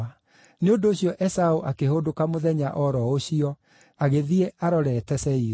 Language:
Kikuyu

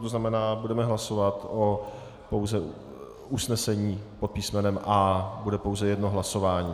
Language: Czech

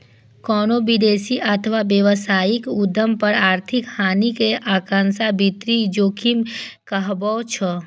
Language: Maithili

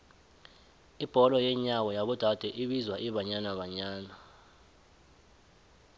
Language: South Ndebele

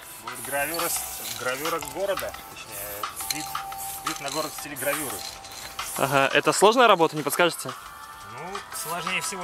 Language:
Russian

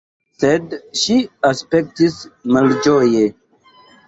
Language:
Esperanto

